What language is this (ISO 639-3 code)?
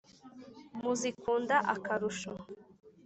kin